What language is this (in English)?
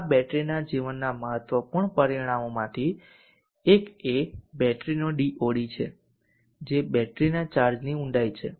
Gujarati